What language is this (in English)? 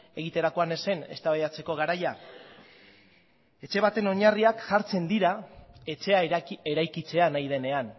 Basque